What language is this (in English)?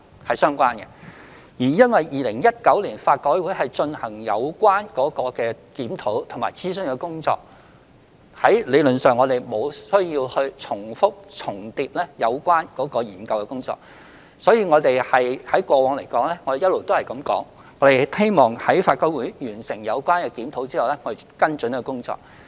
Cantonese